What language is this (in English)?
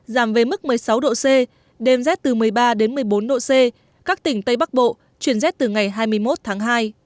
Vietnamese